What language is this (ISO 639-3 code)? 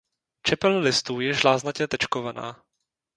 ces